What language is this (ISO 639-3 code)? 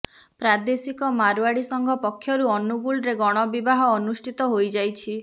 ori